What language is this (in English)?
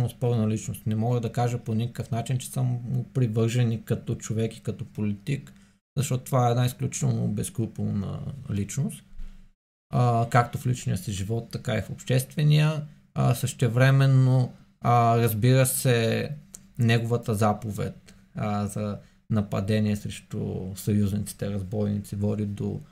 Bulgarian